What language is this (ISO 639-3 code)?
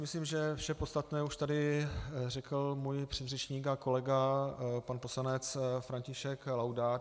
ces